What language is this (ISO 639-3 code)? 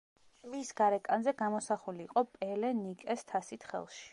kat